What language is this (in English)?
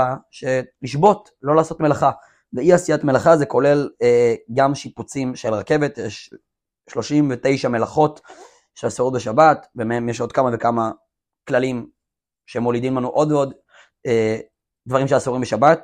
Hebrew